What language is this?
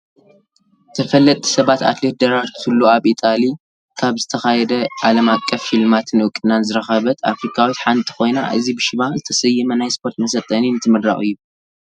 Tigrinya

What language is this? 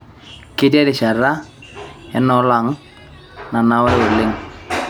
Masai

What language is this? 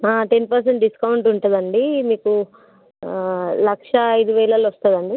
Telugu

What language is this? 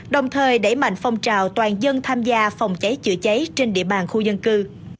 Vietnamese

